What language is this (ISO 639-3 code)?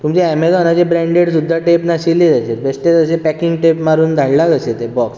kok